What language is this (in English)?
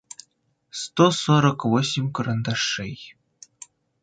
Russian